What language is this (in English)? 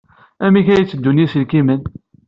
Kabyle